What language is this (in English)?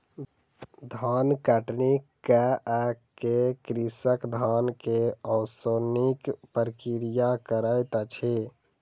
Maithili